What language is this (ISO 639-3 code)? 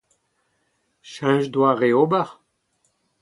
bre